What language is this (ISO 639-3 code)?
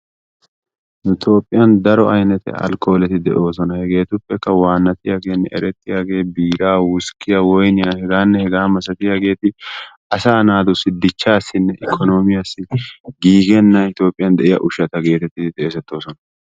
wal